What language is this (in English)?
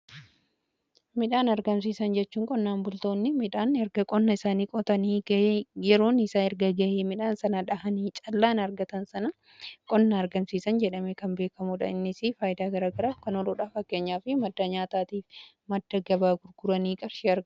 Oromo